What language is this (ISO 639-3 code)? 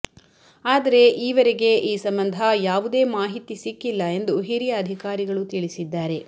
kan